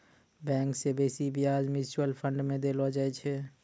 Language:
Maithili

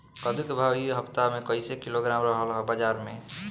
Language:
Bhojpuri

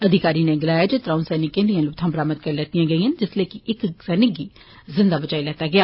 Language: Dogri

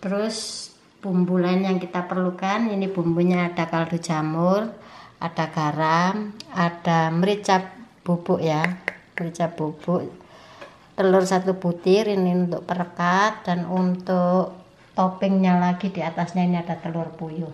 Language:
Indonesian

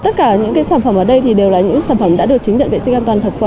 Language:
Vietnamese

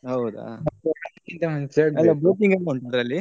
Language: Kannada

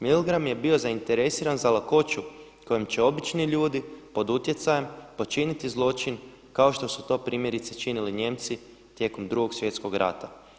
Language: Croatian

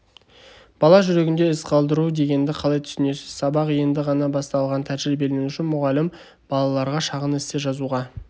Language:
Kazakh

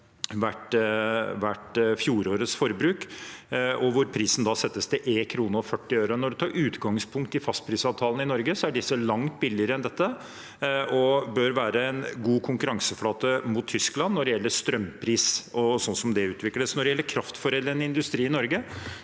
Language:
Norwegian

